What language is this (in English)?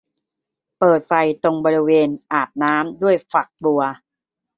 Thai